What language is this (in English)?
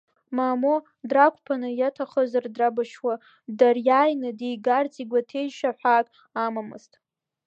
Abkhazian